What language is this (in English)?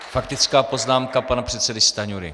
Czech